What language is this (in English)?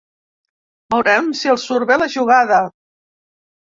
Catalan